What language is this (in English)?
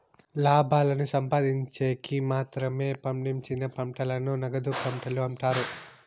Telugu